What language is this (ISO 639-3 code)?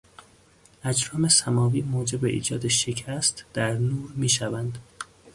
fas